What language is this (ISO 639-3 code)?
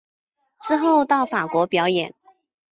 zho